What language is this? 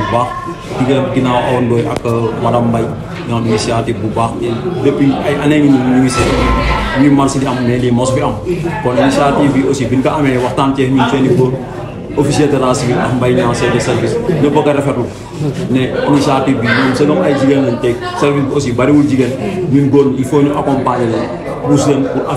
Arabic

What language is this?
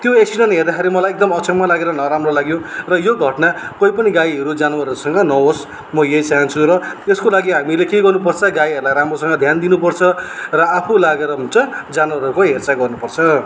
Nepali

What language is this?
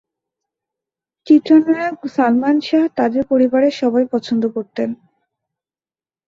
Bangla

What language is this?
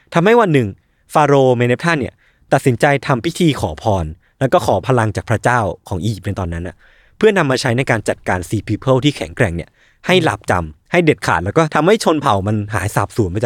Thai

